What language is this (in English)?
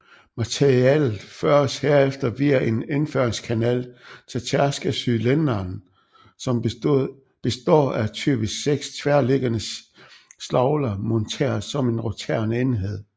Danish